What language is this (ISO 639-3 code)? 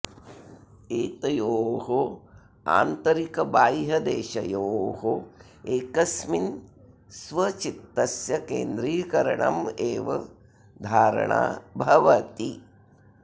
san